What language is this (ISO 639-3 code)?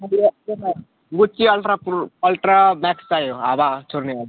nep